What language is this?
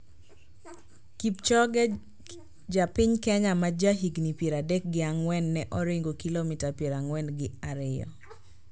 Luo (Kenya and Tanzania)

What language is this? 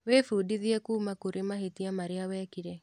Kikuyu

